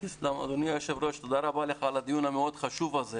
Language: Hebrew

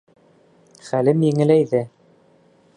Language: Bashkir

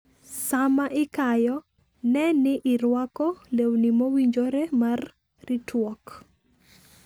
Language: Luo (Kenya and Tanzania)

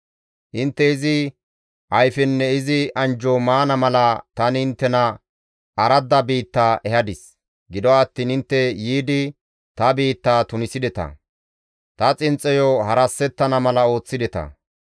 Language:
Gamo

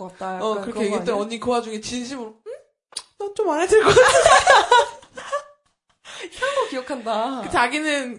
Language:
Korean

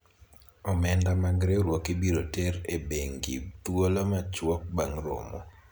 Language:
Luo (Kenya and Tanzania)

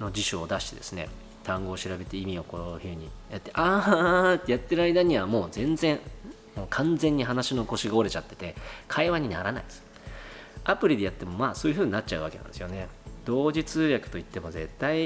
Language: Japanese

